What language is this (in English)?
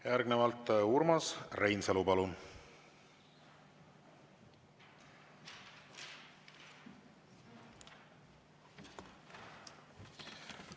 Estonian